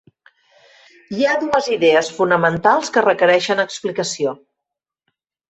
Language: Catalan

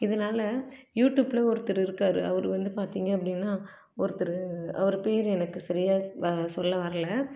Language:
Tamil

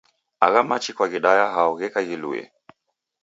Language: Taita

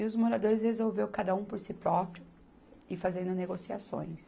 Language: Portuguese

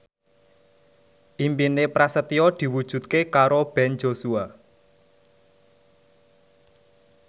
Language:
Javanese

